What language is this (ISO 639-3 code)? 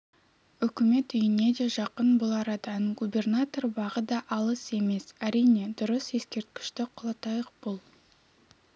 kaz